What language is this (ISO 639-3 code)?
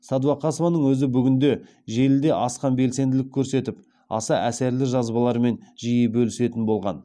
kaz